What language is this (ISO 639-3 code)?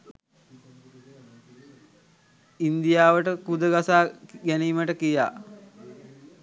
sin